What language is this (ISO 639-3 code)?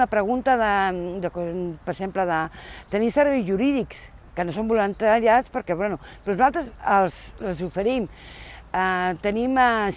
cat